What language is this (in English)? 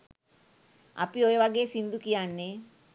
Sinhala